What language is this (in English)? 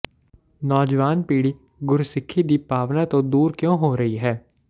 Punjabi